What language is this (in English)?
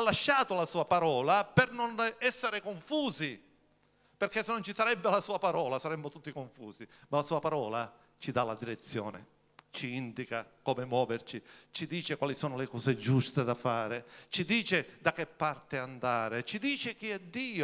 Italian